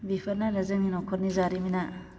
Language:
Bodo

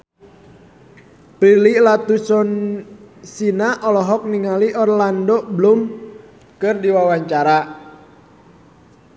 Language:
Sundanese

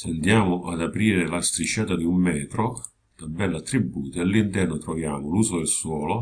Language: Italian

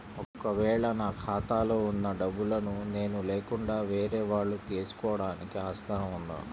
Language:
Telugu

